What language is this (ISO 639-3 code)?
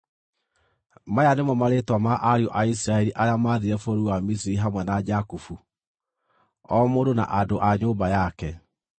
kik